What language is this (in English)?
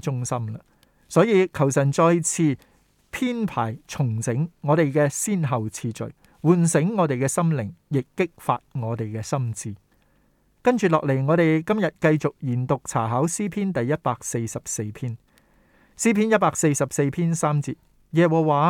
Chinese